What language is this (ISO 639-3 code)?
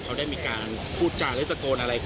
tha